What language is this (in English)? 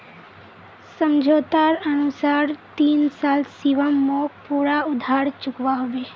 Magahi